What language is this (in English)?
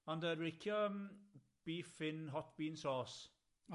Welsh